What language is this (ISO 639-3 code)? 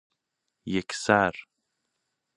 fas